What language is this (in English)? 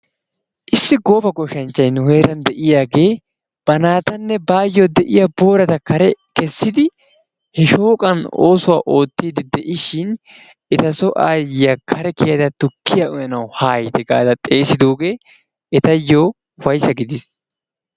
Wolaytta